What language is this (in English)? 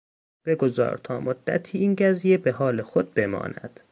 Persian